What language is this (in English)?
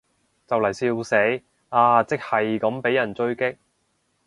Cantonese